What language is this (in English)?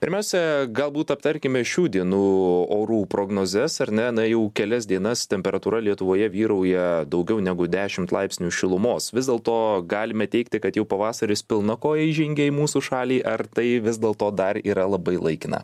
Lithuanian